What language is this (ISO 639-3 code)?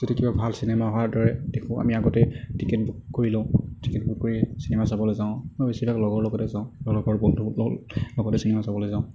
asm